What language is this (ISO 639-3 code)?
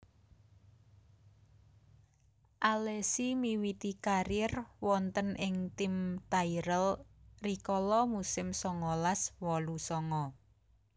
jav